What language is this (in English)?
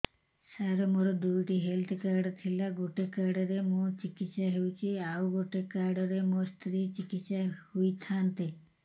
Odia